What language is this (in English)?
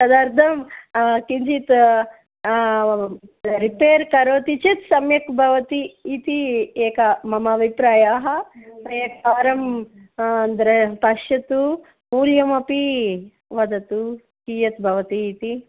Sanskrit